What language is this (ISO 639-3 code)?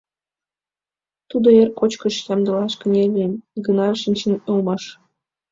chm